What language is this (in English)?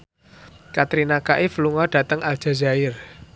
Javanese